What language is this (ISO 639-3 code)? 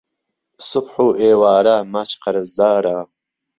ckb